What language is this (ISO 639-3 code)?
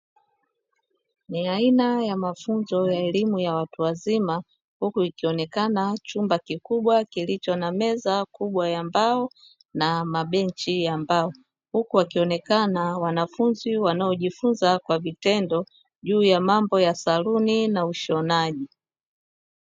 swa